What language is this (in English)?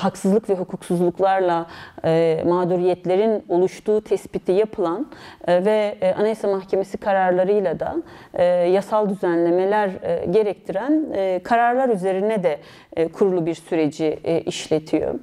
Turkish